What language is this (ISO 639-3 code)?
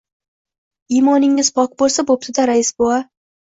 uzb